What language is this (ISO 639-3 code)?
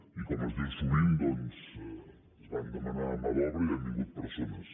cat